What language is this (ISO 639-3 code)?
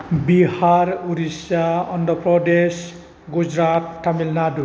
brx